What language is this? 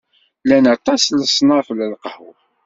Kabyle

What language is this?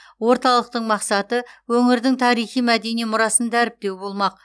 Kazakh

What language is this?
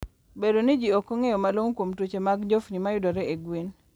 Luo (Kenya and Tanzania)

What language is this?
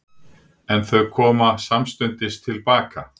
Icelandic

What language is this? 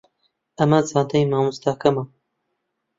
Central Kurdish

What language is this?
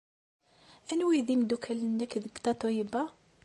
Kabyle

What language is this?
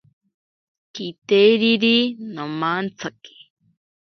Ashéninka Perené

